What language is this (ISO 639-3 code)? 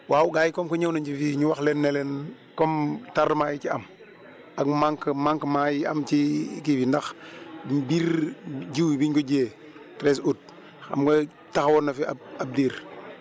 wol